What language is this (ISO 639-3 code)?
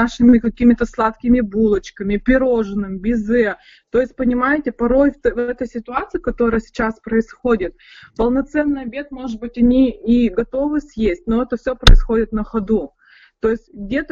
rus